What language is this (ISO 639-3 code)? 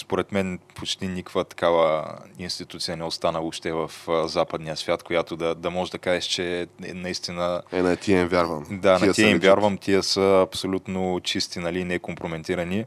bul